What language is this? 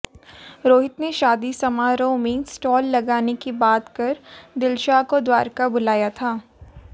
Hindi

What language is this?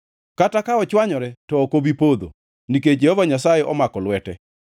Luo (Kenya and Tanzania)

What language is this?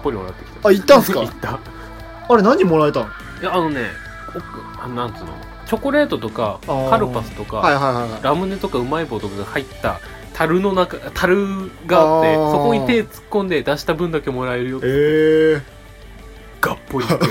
Japanese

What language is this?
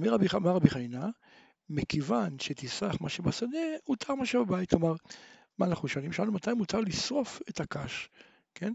Hebrew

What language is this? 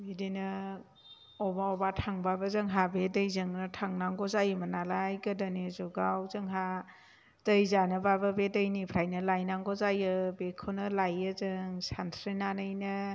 Bodo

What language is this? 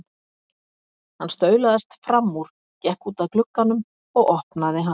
Icelandic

